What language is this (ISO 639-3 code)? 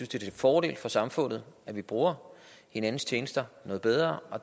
dan